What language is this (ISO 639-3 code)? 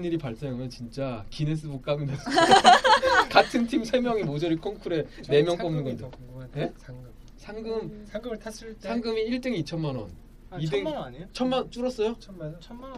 kor